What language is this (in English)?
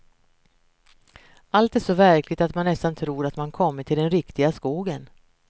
Swedish